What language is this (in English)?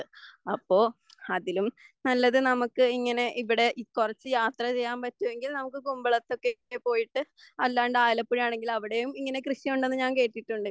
Malayalam